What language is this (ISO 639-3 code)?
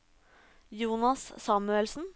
nor